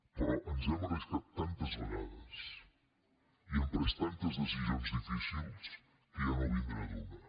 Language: Catalan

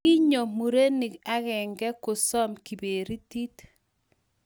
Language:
Kalenjin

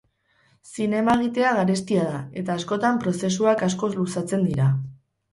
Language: Basque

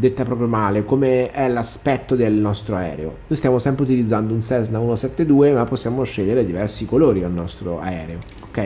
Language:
Italian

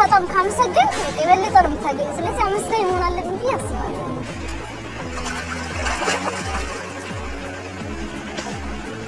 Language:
Romanian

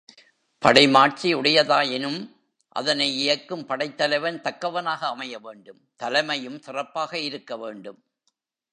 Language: Tamil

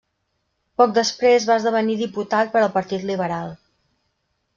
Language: Catalan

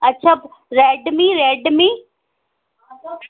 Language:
Sindhi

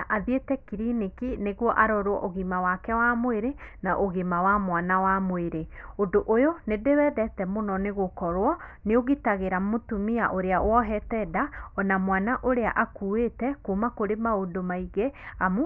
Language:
Kikuyu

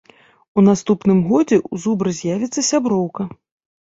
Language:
Belarusian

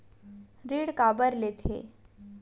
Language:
Chhattisgarhi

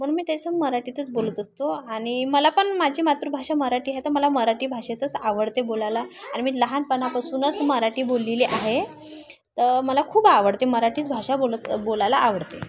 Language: Marathi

